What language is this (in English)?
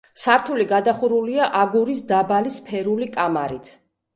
Georgian